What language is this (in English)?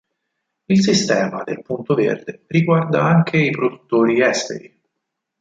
Italian